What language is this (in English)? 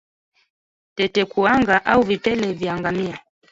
Swahili